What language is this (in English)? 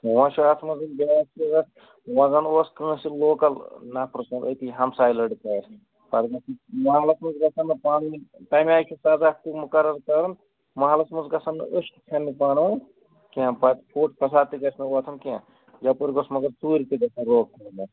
Kashmiri